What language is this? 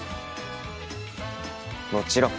Japanese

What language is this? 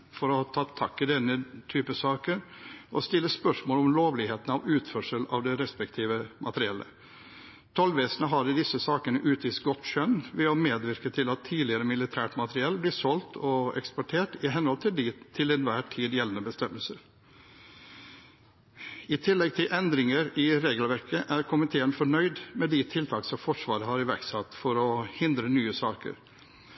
Norwegian Bokmål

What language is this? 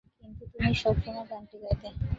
Bangla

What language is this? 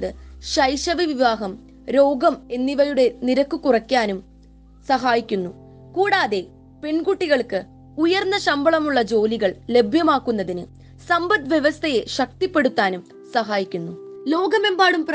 Malayalam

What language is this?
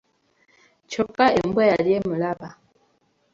Ganda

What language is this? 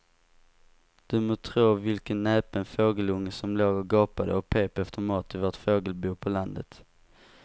Swedish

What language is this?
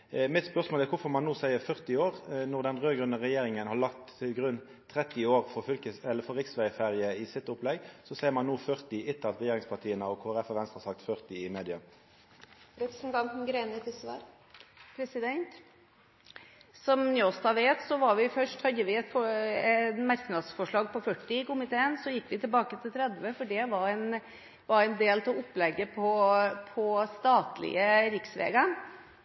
Norwegian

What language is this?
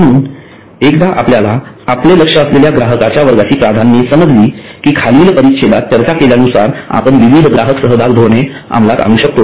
Marathi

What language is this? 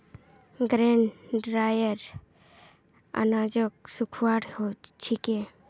Magahi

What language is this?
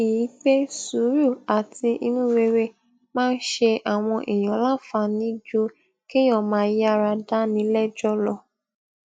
Yoruba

